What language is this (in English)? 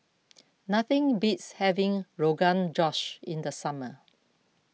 English